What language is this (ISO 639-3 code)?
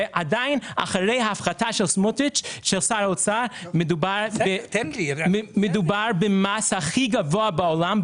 heb